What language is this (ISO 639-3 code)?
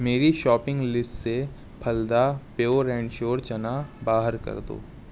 urd